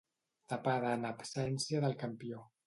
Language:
Catalan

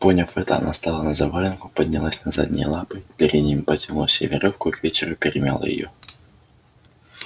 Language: Russian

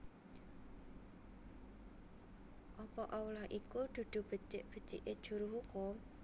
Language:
Javanese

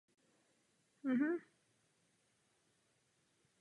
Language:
Czech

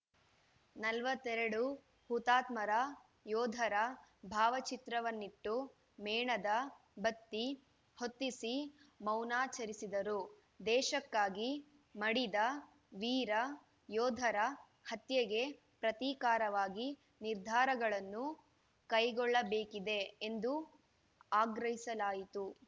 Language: Kannada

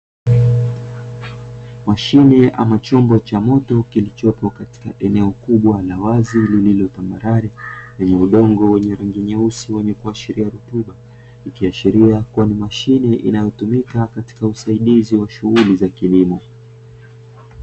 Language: Swahili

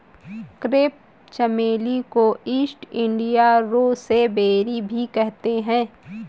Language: Hindi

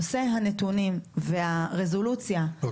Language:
Hebrew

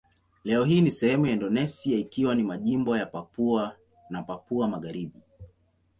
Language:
Swahili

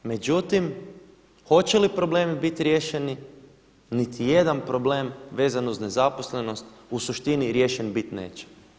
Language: Croatian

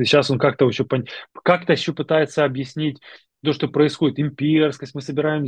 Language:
Russian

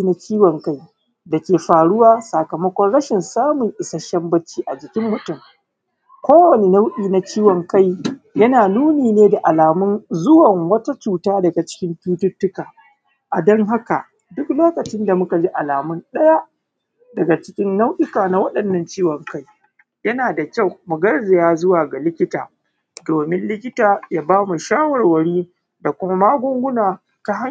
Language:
Hausa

